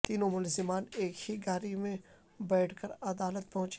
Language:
Urdu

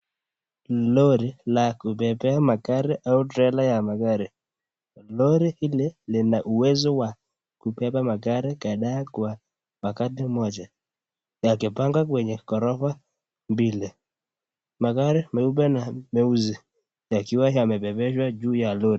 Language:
Swahili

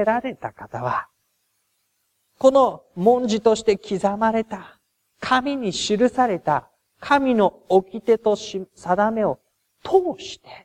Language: Japanese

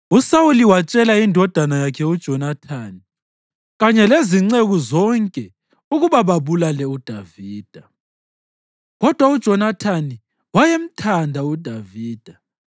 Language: North Ndebele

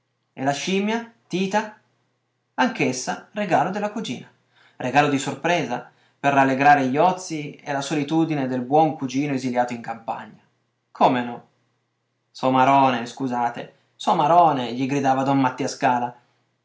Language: Italian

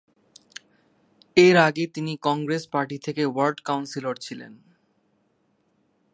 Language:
Bangla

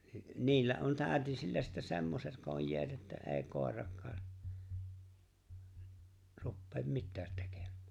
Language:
Finnish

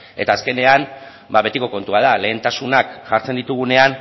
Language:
Basque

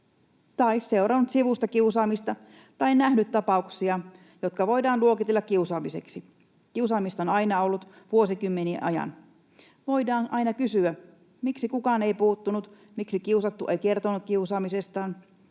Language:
Finnish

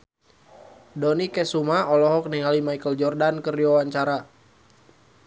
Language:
Sundanese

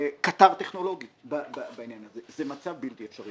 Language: Hebrew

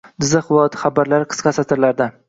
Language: Uzbek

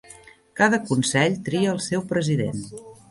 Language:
Catalan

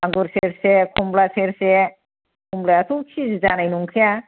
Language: Bodo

